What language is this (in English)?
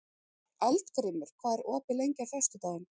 Icelandic